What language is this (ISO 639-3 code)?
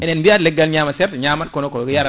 ful